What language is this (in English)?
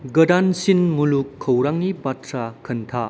Bodo